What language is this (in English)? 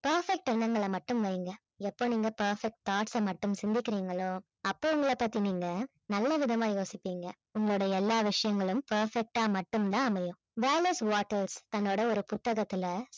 Tamil